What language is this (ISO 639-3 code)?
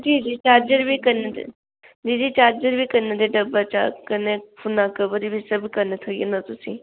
doi